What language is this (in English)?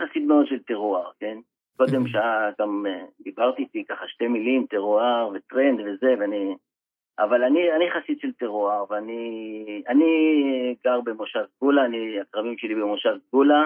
Hebrew